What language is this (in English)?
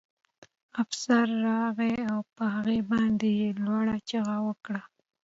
Pashto